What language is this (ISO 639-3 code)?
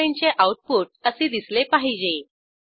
mar